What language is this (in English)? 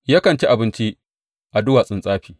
Hausa